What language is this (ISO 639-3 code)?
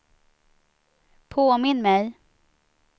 swe